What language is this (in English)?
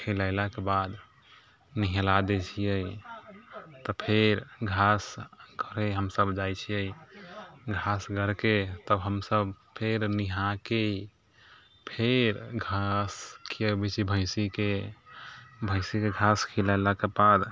Maithili